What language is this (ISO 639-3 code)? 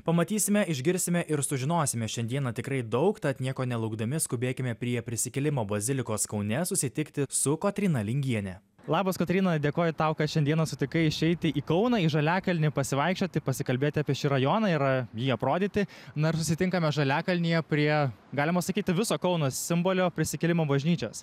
lit